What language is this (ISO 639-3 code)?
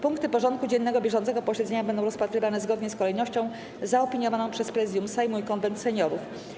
pol